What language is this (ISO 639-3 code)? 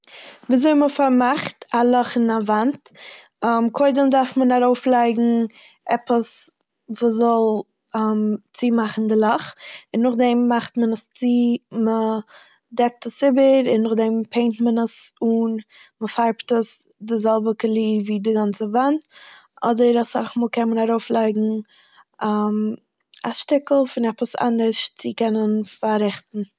yid